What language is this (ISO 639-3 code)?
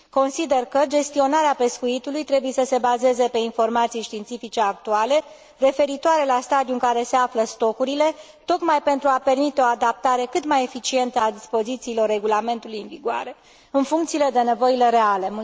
ron